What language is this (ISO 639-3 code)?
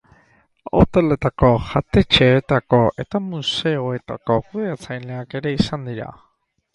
eus